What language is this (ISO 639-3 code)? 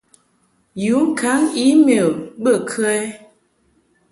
mhk